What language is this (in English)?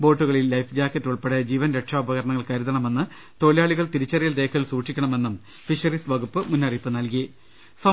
Malayalam